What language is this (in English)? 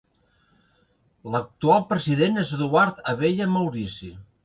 Catalan